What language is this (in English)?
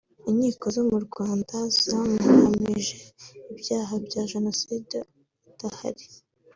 Kinyarwanda